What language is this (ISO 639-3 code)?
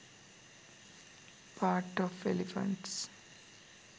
sin